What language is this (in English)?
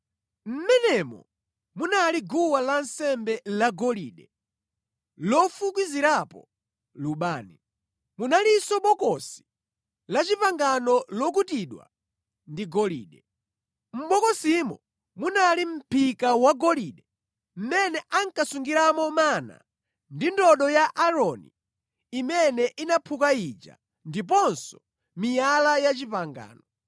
Nyanja